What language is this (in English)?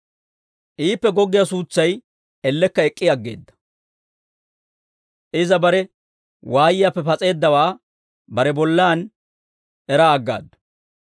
Dawro